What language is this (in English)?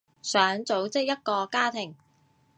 Cantonese